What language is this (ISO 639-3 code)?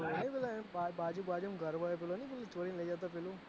guj